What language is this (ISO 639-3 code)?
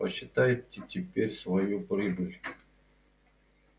rus